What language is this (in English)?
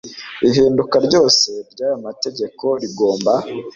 Kinyarwanda